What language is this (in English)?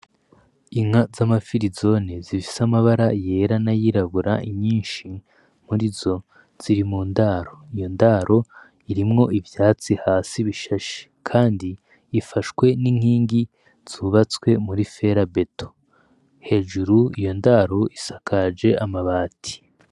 Rundi